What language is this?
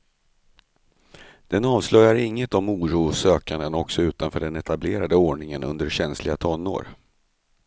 Swedish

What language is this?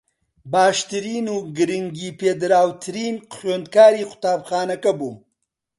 Central Kurdish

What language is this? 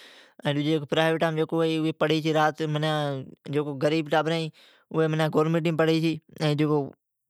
Od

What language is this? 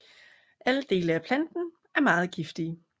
Danish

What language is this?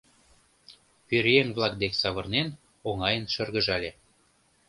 Mari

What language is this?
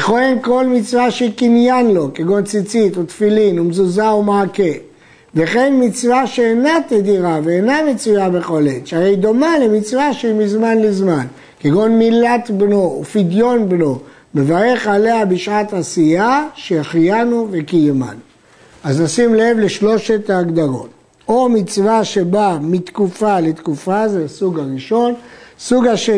Hebrew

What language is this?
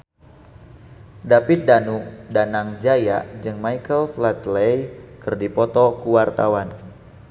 Sundanese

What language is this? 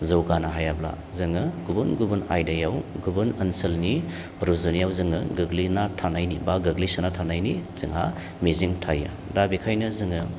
Bodo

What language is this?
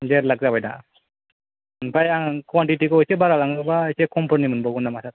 Bodo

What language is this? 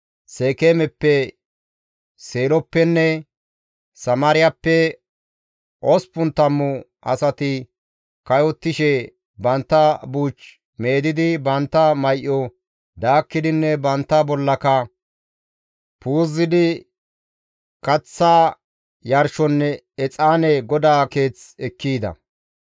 Gamo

